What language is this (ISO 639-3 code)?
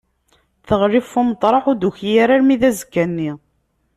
kab